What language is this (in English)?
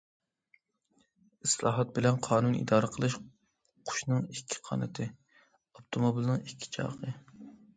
Uyghur